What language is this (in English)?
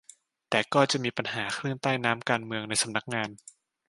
Thai